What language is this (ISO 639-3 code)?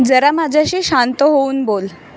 mar